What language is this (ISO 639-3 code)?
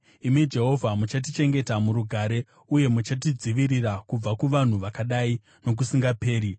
sna